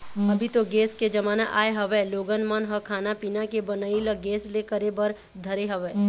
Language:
Chhattisgarhi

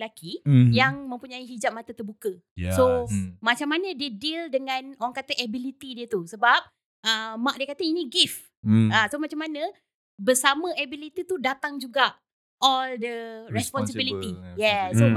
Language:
Malay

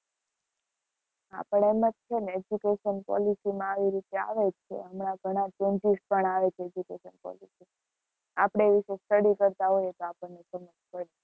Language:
Gujarati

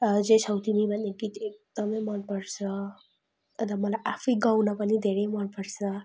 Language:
Nepali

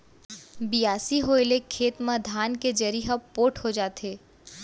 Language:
Chhattisgarhi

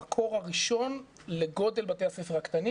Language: Hebrew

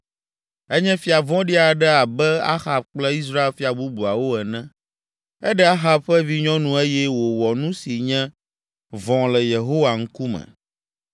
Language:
Ewe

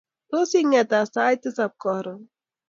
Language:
Kalenjin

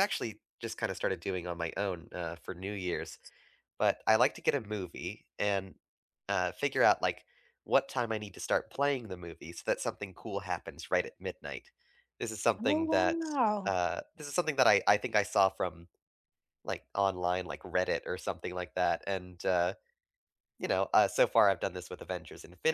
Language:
English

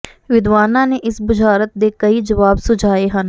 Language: Punjabi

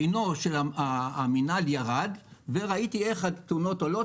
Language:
Hebrew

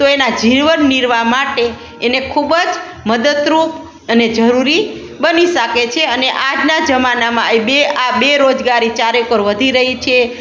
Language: Gujarati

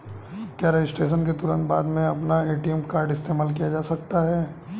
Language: Hindi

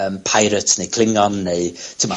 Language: Welsh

